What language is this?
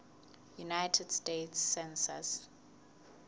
Southern Sotho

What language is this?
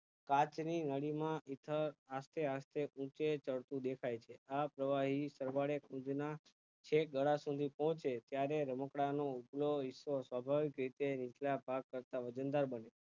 Gujarati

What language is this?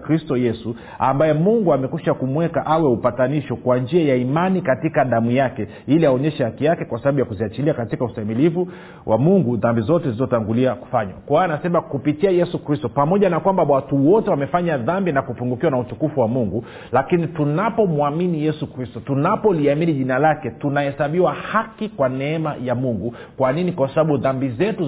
Swahili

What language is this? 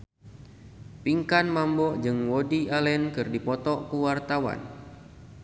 Sundanese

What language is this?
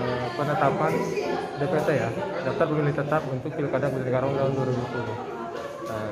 Indonesian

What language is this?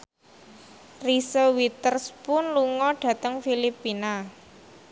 Javanese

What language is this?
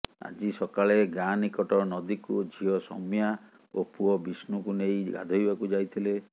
Odia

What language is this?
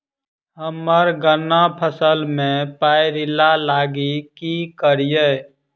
Maithili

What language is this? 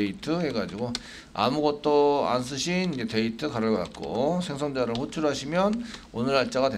Korean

